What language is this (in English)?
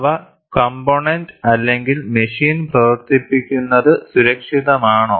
Malayalam